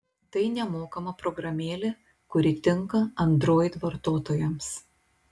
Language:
Lithuanian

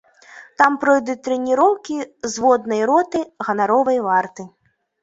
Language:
Belarusian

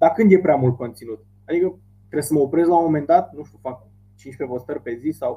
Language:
Romanian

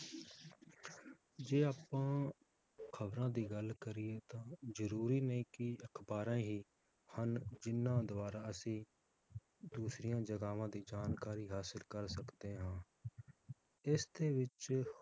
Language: Punjabi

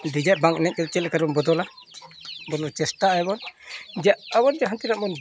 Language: Santali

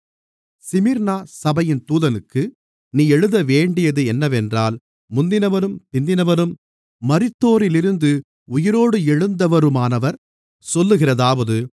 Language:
Tamil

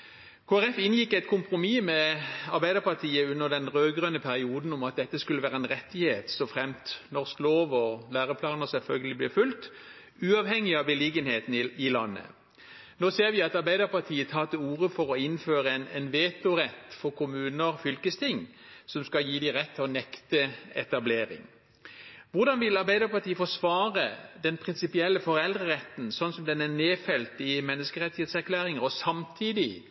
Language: Norwegian Bokmål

